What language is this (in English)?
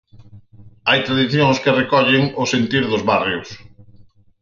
Galician